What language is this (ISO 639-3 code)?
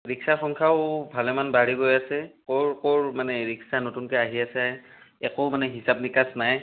asm